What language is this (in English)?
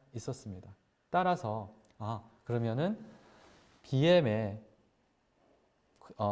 Korean